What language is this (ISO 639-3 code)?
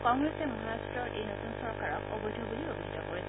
asm